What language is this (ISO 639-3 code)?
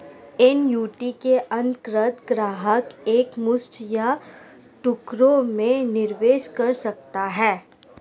hin